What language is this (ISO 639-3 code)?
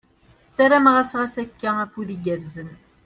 kab